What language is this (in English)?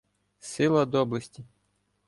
Ukrainian